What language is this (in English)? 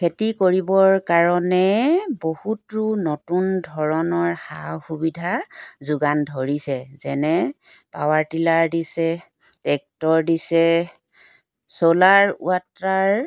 Assamese